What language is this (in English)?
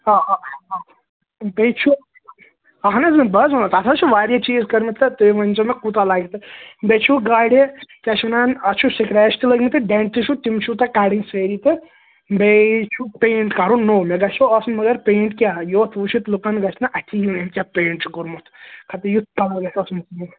Kashmiri